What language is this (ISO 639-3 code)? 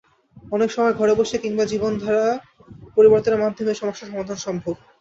ben